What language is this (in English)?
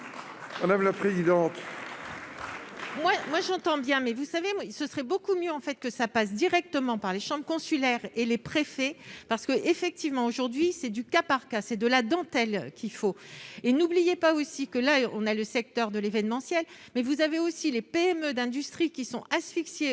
French